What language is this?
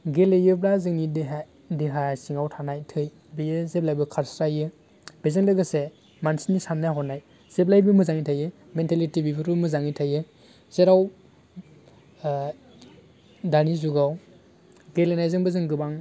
Bodo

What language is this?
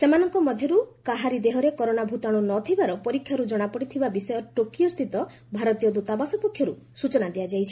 Odia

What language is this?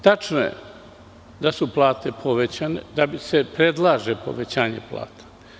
Serbian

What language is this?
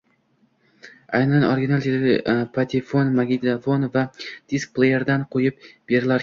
Uzbek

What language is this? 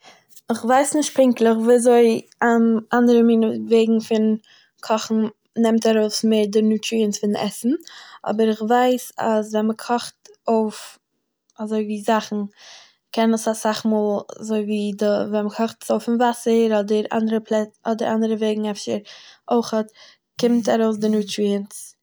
Yiddish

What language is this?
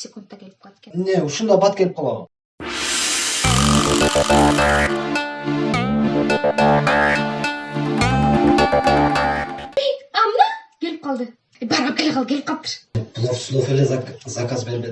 Turkish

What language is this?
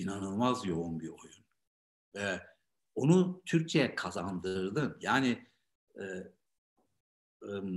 Turkish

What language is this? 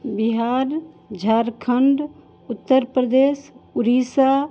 Maithili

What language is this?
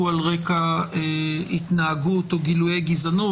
Hebrew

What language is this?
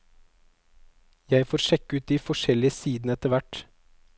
Norwegian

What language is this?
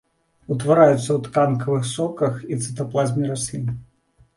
Belarusian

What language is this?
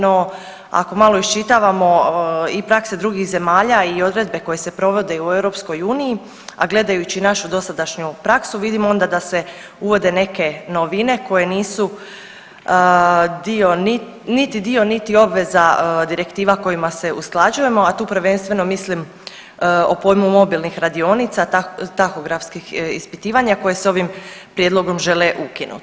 Croatian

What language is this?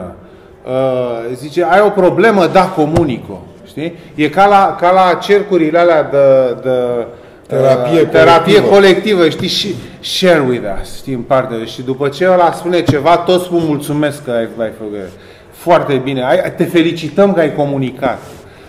Romanian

